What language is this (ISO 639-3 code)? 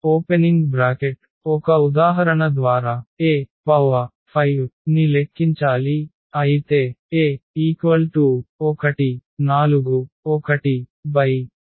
tel